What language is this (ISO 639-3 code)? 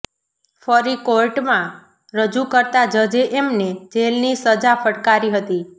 guj